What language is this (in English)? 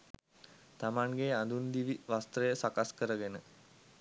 Sinhala